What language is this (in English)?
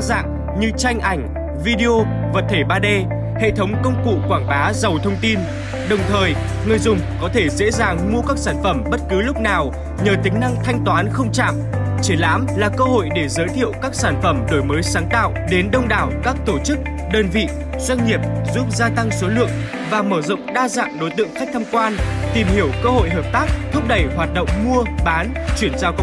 Vietnamese